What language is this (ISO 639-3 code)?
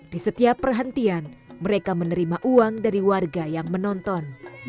ind